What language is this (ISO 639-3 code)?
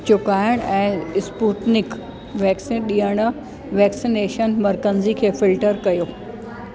snd